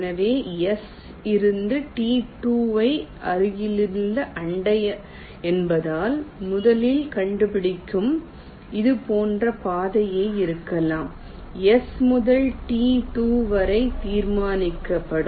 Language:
Tamil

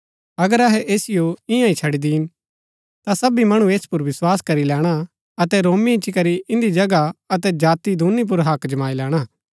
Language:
Gaddi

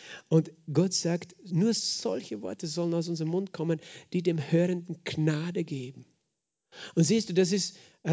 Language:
German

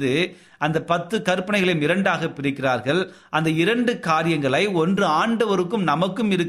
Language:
Tamil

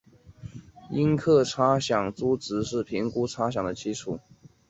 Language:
Chinese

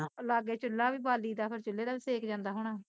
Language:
Punjabi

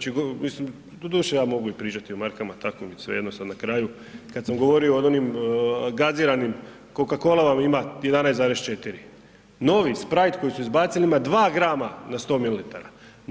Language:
Croatian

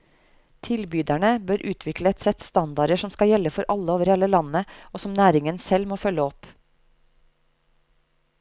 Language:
Norwegian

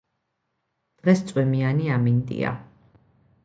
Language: Georgian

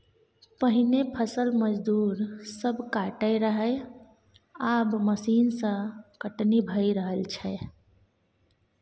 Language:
Maithili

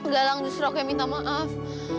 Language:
Indonesian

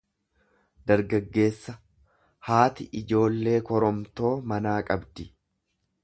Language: Oromo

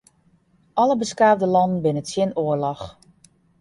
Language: Western Frisian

